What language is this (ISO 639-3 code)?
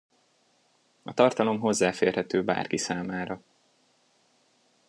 hun